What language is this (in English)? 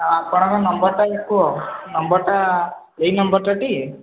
Odia